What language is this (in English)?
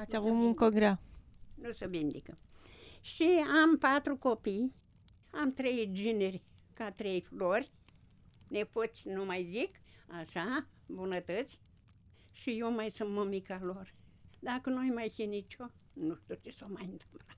Romanian